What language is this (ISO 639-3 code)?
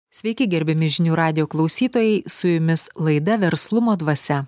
lit